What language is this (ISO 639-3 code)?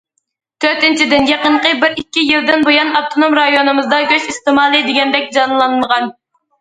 uig